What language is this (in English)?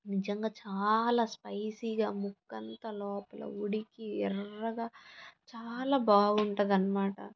Telugu